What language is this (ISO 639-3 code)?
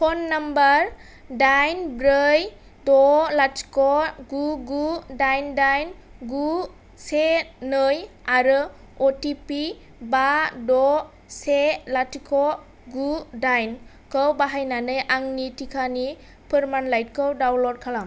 brx